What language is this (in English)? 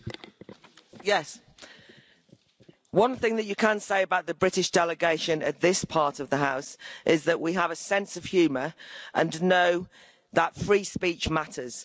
English